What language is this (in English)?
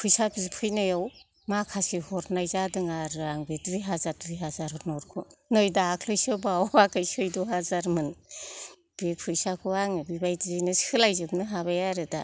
Bodo